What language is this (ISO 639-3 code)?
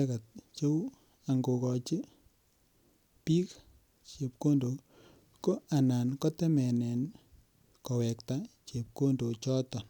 kln